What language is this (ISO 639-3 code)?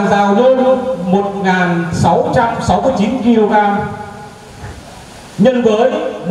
vie